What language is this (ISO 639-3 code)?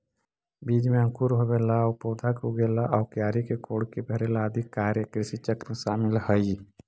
mag